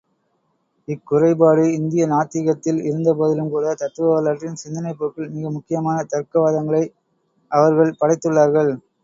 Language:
Tamil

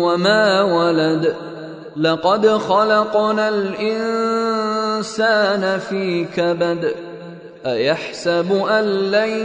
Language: Arabic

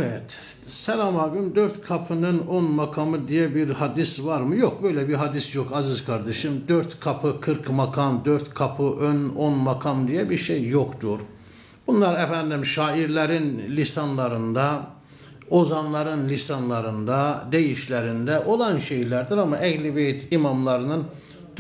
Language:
Turkish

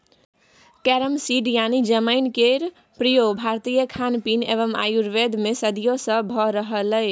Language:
Maithili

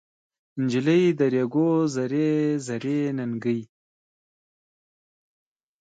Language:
Pashto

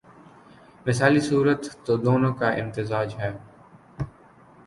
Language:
Urdu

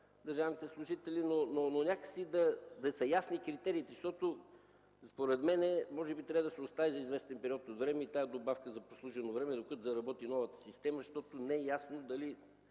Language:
Bulgarian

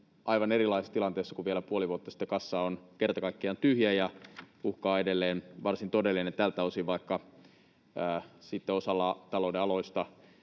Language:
Finnish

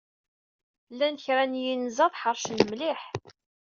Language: Kabyle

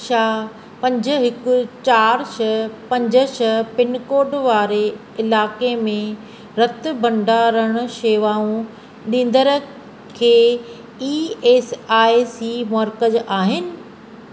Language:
Sindhi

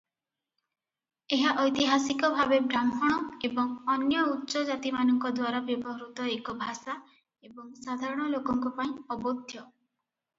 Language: Odia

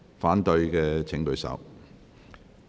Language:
Cantonese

